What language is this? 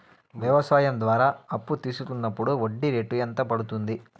Telugu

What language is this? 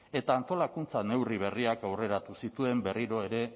Basque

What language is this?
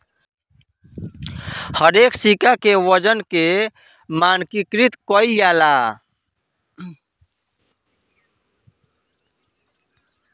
Bhojpuri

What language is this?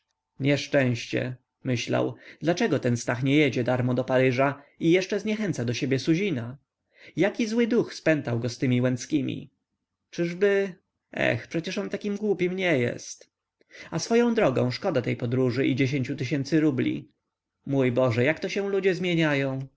Polish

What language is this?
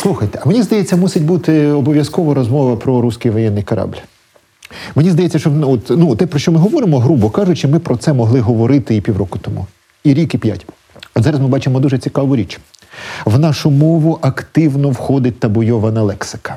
Ukrainian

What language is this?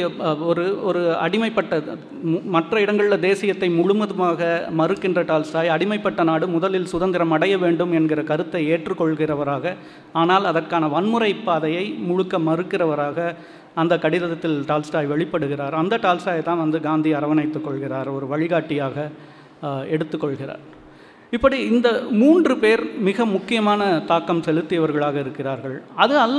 Tamil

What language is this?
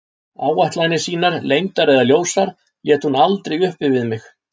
Icelandic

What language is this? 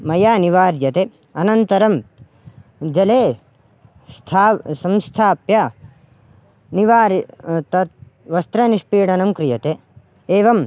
Sanskrit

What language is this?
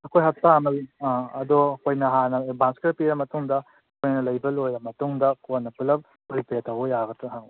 Manipuri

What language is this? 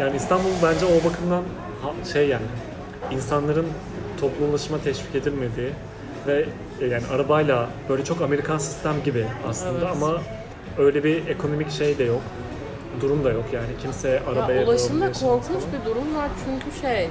Turkish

